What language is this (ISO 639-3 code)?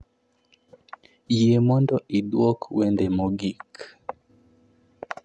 luo